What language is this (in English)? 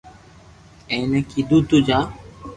Loarki